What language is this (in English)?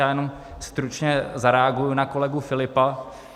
Czech